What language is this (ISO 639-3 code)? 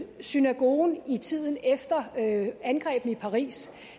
dan